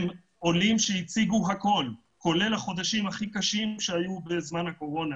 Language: Hebrew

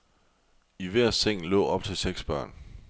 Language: Danish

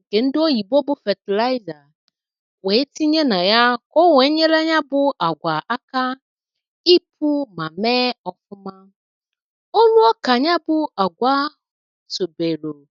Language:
Igbo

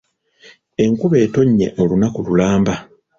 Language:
Ganda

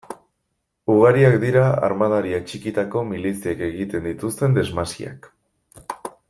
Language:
Basque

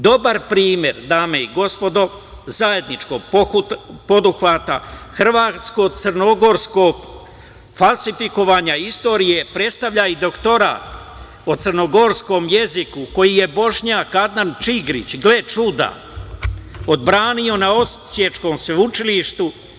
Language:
Serbian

